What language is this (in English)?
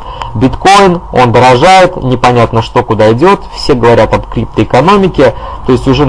Russian